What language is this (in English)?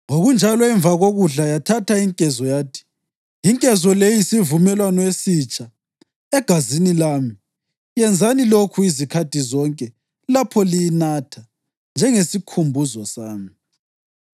North Ndebele